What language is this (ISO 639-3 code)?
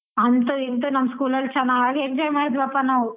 kan